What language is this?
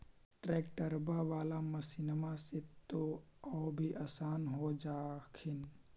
Magahi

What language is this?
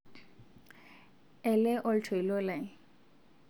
Masai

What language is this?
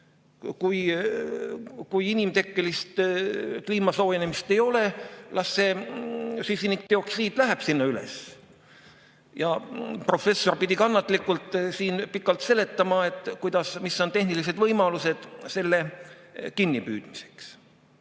Estonian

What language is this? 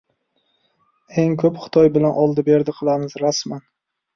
Uzbek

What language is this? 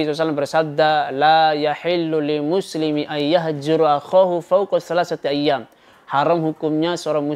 Indonesian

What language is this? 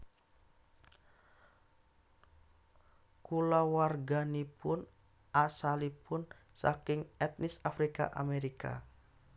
Javanese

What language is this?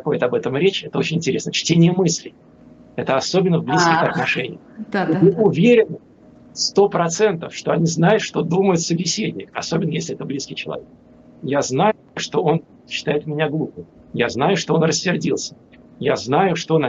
Russian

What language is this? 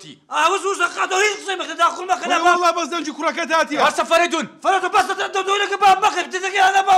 Arabic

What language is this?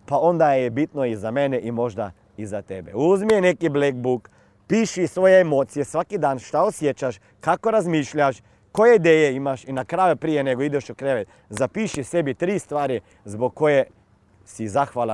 Croatian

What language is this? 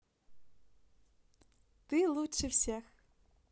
Russian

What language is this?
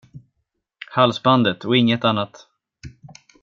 Swedish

